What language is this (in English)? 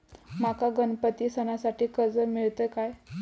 Marathi